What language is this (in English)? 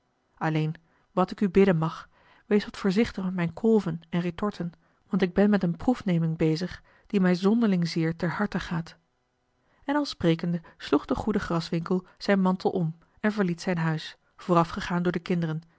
Dutch